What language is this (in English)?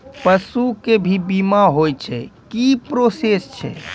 Maithili